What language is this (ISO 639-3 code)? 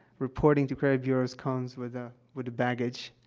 eng